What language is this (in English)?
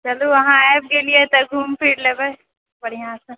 Maithili